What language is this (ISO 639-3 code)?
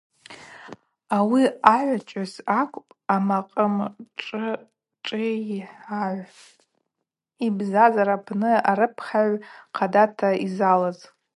abq